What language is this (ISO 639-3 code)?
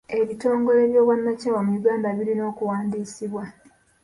lug